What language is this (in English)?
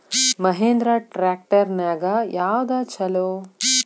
Kannada